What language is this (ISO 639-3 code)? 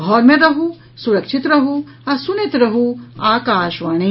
mai